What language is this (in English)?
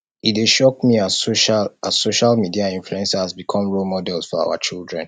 Nigerian Pidgin